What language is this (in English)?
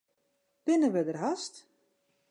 Western Frisian